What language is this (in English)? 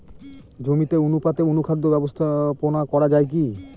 Bangla